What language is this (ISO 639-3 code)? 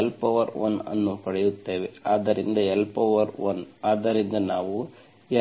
kan